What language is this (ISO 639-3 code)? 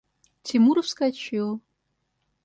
rus